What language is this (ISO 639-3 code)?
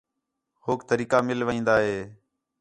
xhe